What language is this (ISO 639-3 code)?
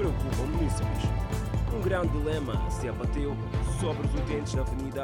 por